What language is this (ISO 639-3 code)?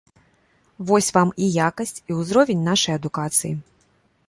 bel